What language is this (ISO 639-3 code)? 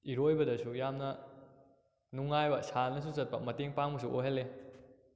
mni